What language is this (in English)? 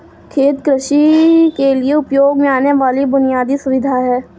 Hindi